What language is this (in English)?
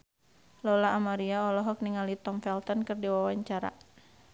Sundanese